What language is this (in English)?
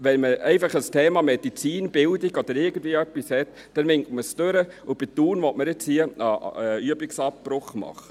Swiss German